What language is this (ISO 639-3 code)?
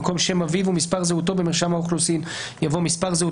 heb